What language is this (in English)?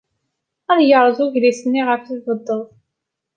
Kabyle